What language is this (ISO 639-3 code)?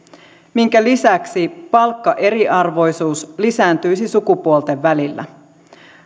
fin